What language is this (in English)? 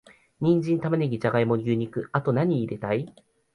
Japanese